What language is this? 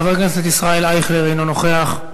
Hebrew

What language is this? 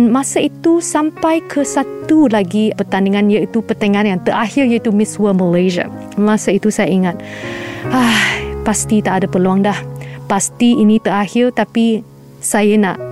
Malay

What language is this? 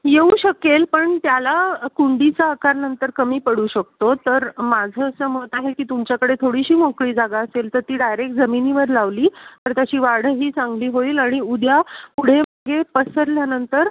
Marathi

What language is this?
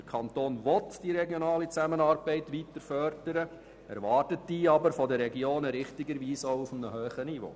Swiss German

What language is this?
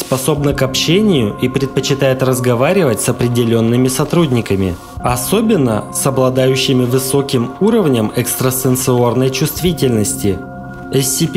Russian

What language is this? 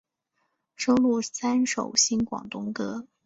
Chinese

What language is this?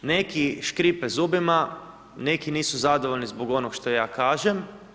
Croatian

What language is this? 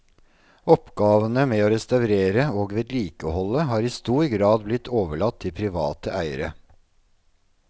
Norwegian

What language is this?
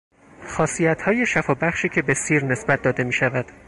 Persian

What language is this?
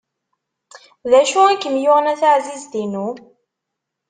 Kabyle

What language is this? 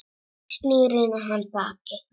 Icelandic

